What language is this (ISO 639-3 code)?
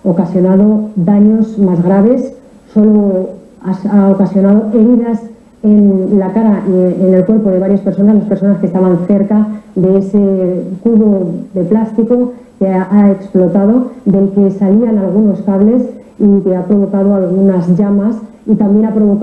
spa